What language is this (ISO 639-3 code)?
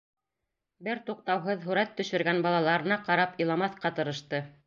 bak